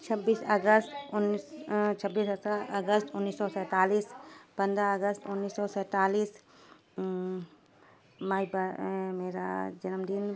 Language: Urdu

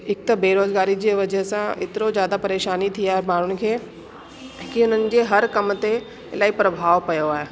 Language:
Sindhi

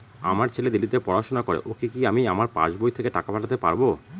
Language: Bangla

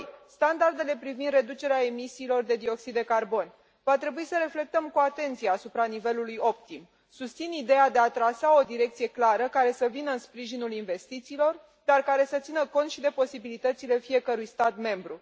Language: Romanian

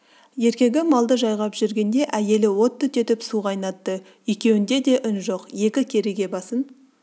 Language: Kazakh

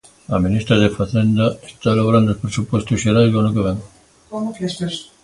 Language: Galician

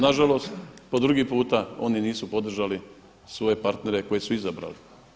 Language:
Croatian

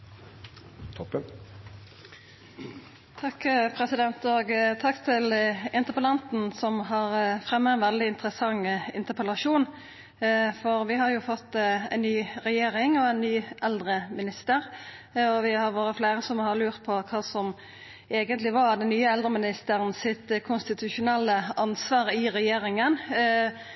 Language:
Norwegian Nynorsk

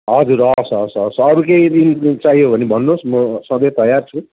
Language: Nepali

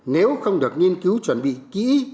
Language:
Vietnamese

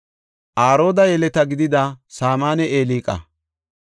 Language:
Gofa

